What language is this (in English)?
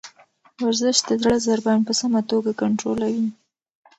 Pashto